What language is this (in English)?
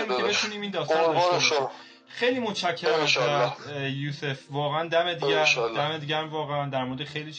Persian